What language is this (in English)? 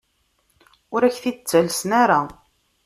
Kabyle